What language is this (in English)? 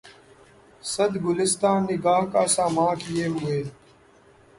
Urdu